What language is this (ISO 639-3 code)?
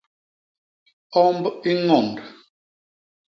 bas